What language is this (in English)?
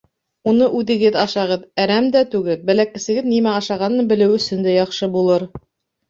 Bashkir